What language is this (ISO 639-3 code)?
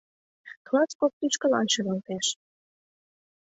chm